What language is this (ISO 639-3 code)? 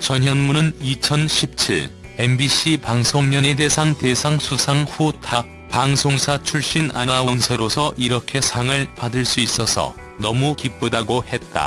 kor